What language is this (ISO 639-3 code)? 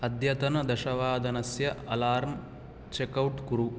san